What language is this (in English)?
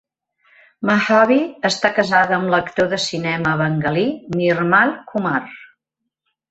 Catalan